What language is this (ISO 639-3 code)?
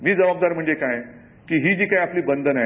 mar